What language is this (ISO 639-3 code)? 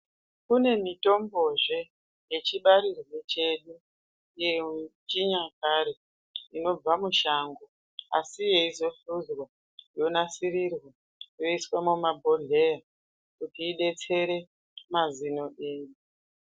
ndc